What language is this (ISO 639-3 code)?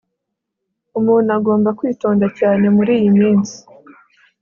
kin